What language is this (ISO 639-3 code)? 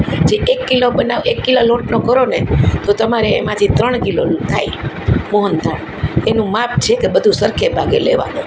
guj